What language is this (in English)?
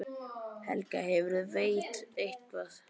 Icelandic